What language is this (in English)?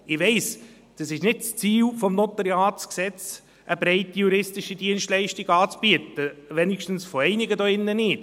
Swiss German